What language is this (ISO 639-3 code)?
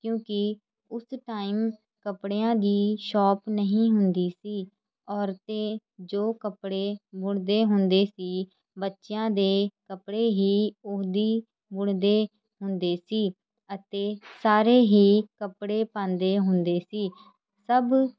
pan